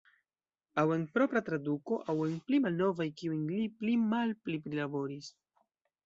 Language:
Esperanto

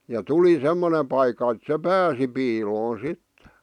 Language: Finnish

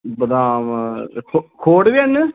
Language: Dogri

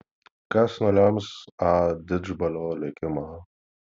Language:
Lithuanian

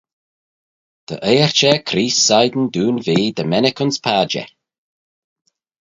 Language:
Manx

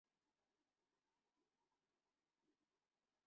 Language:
Urdu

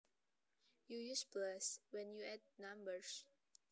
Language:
Javanese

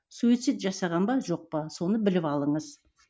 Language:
Kazakh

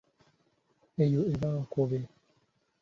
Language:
Ganda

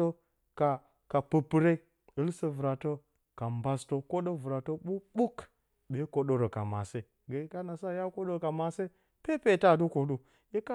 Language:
Bacama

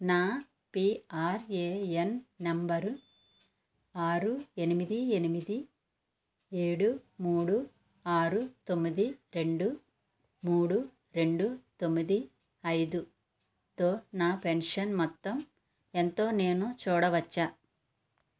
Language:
Telugu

